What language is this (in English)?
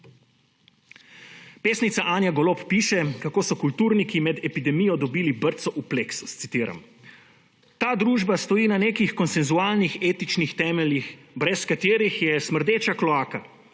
Slovenian